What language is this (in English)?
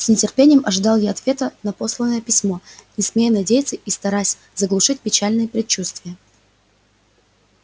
Russian